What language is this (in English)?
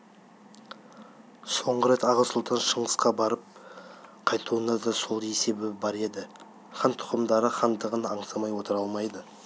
Kazakh